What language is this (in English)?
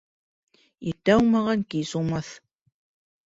Bashkir